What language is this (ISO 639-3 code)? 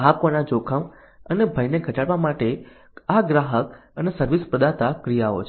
guj